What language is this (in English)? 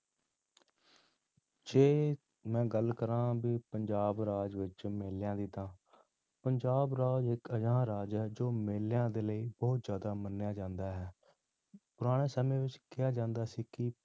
Punjabi